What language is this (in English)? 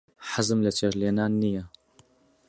Central Kurdish